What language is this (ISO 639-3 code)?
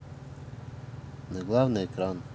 rus